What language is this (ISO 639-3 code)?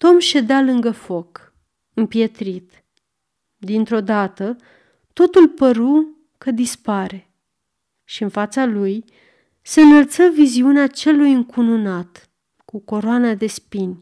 ron